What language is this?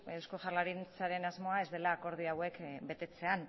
Basque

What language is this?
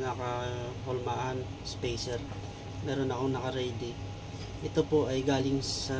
Filipino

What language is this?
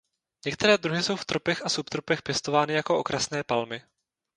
Czech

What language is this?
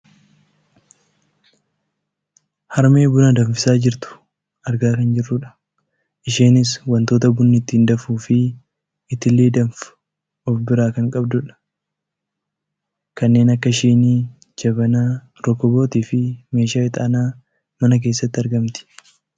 Oromo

